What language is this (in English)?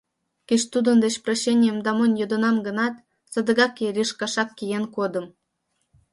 Mari